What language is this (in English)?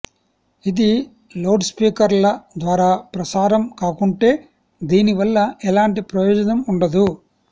Telugu